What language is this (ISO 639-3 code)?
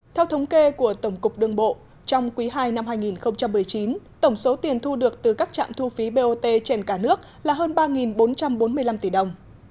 vie